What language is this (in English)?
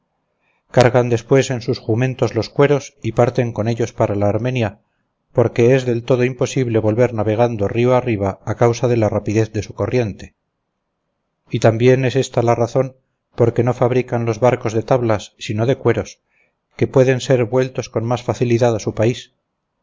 Spanish